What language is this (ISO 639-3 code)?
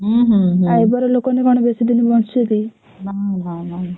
ori